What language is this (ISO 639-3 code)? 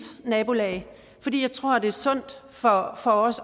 dan